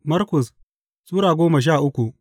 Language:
Hausa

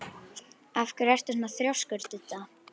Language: Icelandic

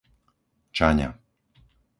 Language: Slovak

